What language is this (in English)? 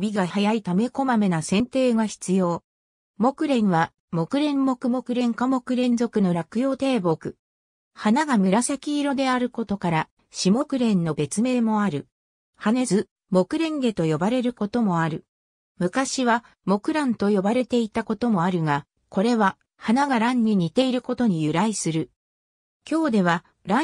Japanese